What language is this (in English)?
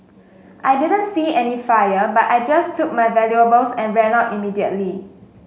English